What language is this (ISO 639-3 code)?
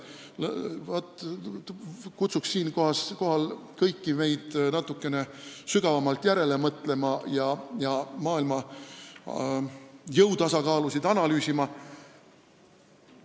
est